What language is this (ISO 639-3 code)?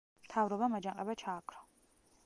kat